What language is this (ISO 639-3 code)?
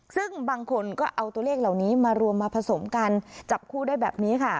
tha